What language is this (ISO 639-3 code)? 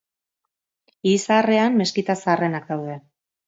eus